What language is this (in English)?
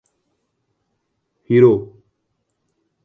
Urdu